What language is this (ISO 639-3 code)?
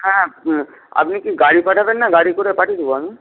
ben